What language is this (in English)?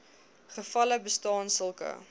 Afrikaans